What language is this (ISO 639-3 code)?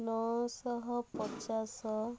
ori